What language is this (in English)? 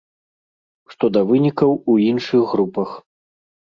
Belarusian